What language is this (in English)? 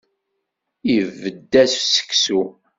Kabyle